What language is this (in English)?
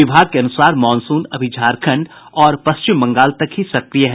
Hindi